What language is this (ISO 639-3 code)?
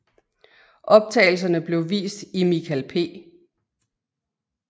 dan